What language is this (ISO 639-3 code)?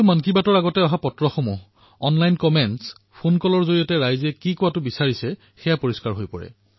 asm